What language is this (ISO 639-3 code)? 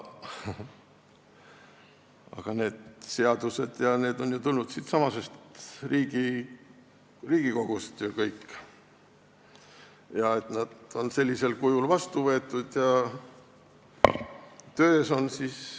est